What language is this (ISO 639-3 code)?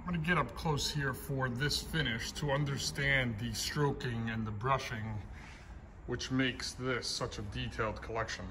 eng